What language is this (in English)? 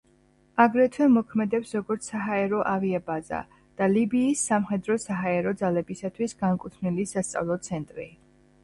Georgian